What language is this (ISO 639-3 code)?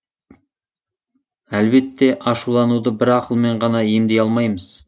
kaz